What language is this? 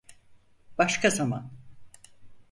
Turkish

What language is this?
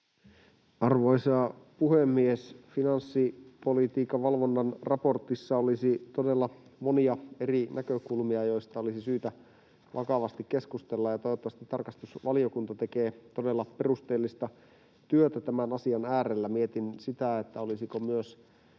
Finnish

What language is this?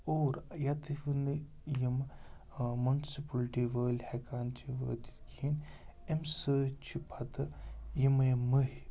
Kashmiri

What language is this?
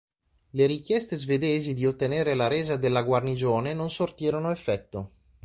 Italian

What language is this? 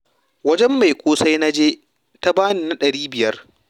Hausa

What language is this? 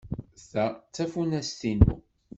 Kabyle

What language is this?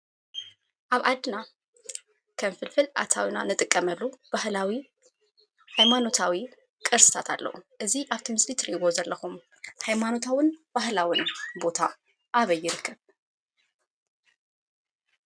Tigrinya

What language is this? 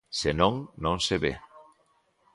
Galician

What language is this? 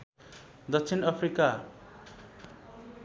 Nepali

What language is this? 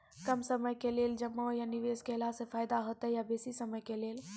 Maithili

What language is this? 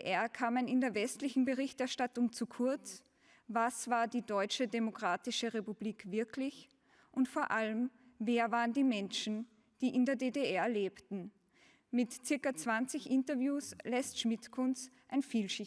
German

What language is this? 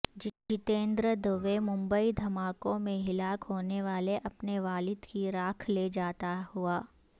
Urdu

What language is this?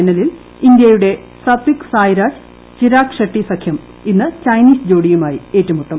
Malayalam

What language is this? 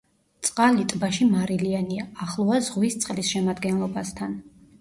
Georgian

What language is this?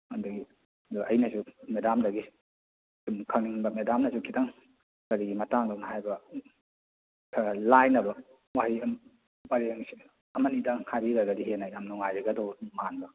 Manipuri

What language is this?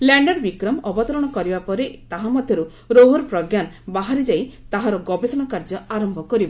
Odia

